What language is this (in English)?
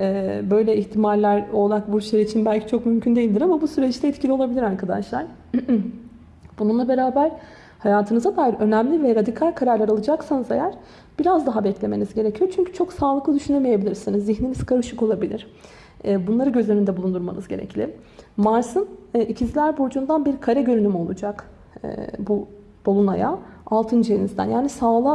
Turkish